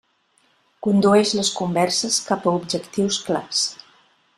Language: Catalan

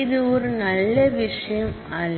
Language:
Tamil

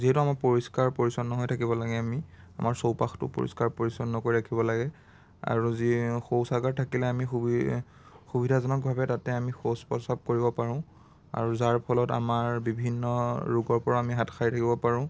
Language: Assamese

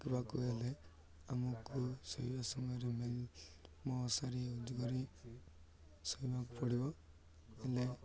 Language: Odia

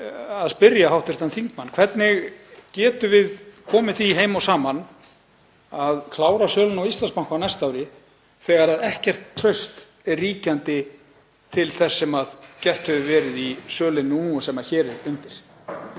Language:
Icelandic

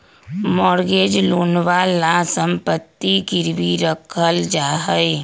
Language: Magahi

